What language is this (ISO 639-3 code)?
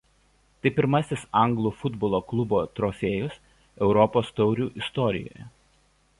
lit